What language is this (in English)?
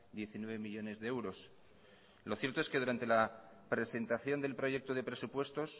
Spanish